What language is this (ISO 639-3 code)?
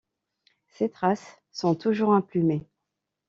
fra